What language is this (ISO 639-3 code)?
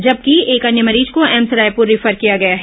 hin